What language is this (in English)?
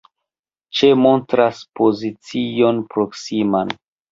Esperanto